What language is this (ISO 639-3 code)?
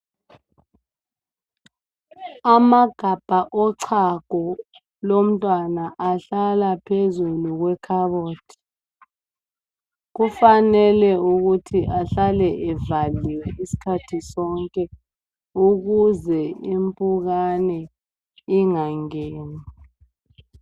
nde